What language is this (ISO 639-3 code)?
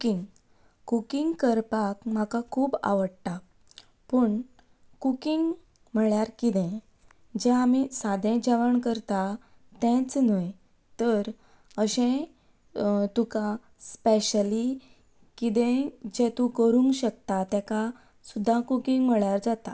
kok